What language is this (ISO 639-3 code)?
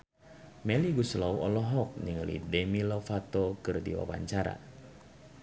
sun